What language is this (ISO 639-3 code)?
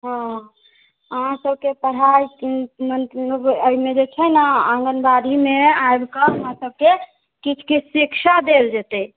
mai